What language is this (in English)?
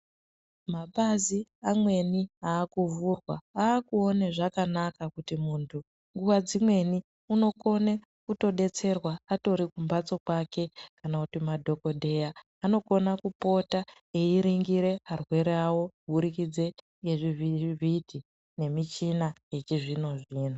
Ndau